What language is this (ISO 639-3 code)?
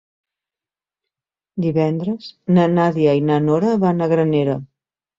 cat